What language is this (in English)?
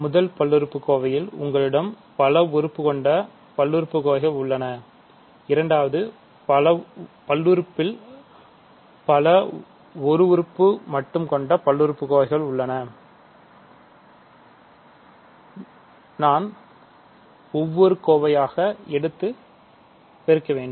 Tamil